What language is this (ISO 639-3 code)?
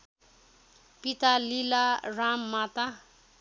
nep